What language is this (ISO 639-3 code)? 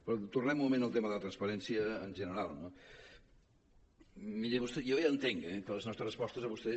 cat